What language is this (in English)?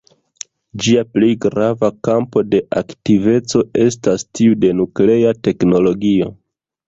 Esperanto